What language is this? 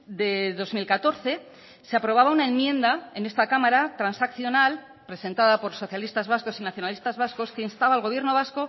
Spanish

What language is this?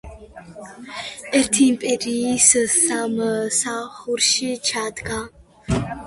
Georgian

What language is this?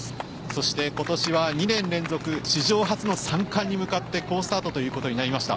Japanese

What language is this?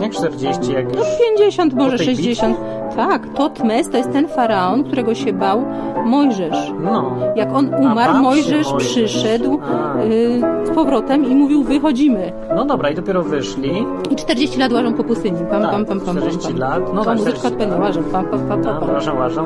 Polish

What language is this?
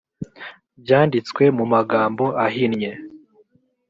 Kinyarwanda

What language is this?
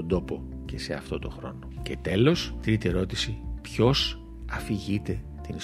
Greek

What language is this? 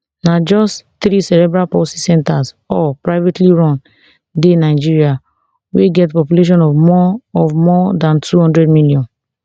Nigerian Pidgin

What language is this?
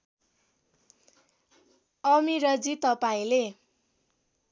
Nepali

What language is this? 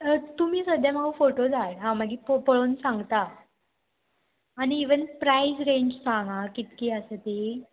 Konkani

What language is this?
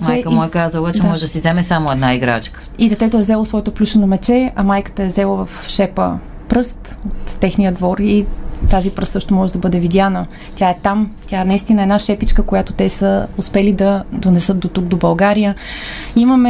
Bulgarian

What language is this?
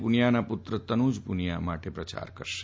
Gujarati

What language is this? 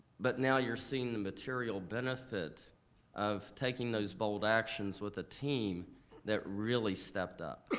English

